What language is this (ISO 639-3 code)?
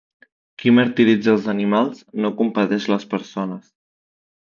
cat